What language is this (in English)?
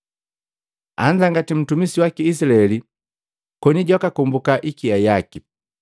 Matengo